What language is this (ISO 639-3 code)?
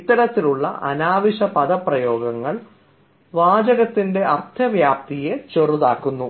mal